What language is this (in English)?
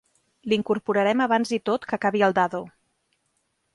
Catalan